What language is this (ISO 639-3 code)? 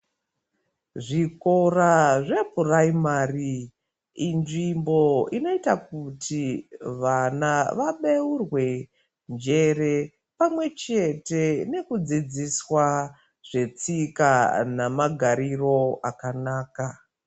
ndc